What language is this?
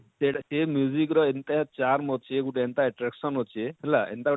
Odia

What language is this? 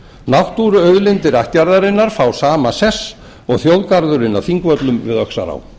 Icelandic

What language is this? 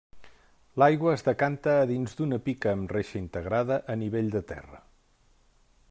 Catalan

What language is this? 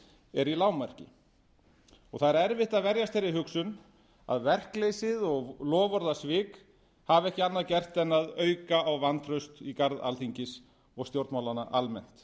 Icelandic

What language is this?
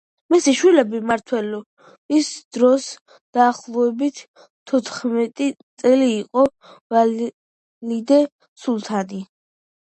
Georgian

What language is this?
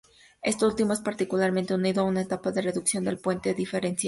Spanish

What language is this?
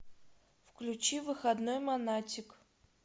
Russian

